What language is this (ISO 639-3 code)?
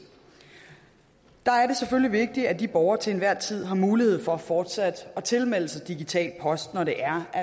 dan